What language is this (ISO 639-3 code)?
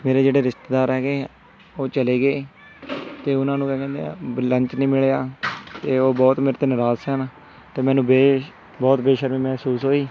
pan